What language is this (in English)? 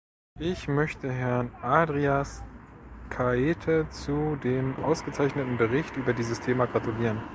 German